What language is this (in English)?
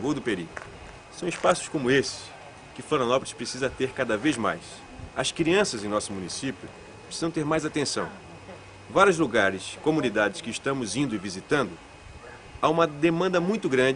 Portuguese